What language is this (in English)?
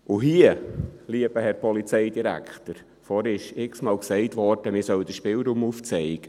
Swiss German